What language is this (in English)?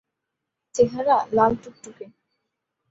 Bangla